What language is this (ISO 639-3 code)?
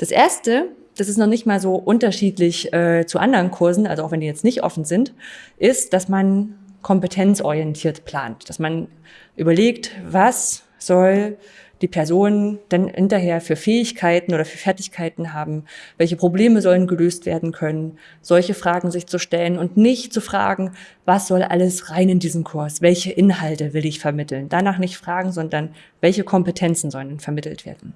deu